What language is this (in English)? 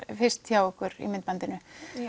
Icelandic